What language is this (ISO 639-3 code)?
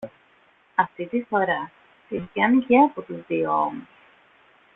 ell